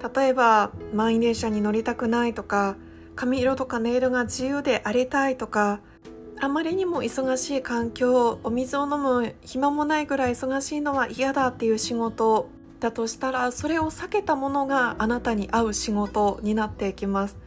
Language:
Japanese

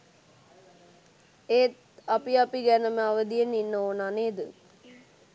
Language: Sinhala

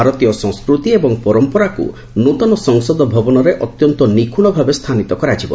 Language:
Odia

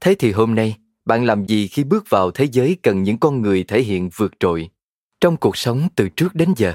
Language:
Vietnamese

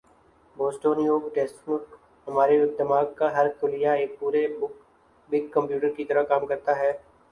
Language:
Urdu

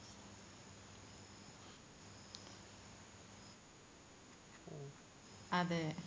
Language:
Malayalam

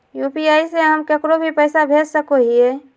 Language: Magahi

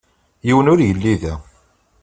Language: Kabyle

